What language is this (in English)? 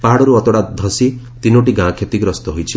Odia